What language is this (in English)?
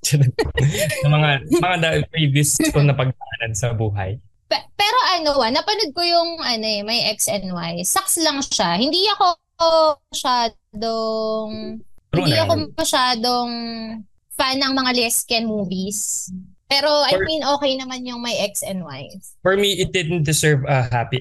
Filipino